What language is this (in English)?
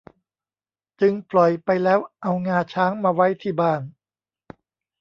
Thai